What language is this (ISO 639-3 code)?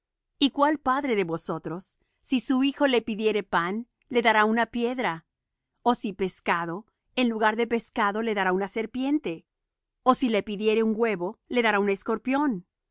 spa